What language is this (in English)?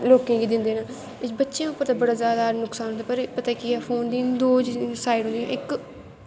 Dogri